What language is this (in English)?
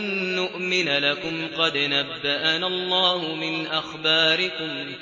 Arabic